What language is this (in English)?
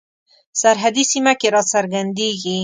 Pashto